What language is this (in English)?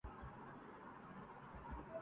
Urdu